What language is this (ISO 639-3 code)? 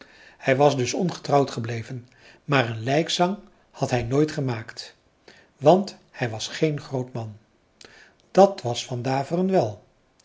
nld